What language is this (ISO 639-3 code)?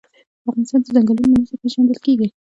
pus